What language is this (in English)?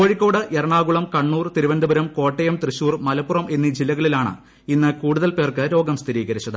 Malayalam